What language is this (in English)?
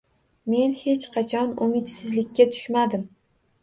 Uzbek